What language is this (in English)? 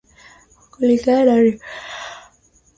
Swahili